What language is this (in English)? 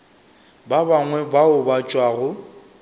Northern Sotho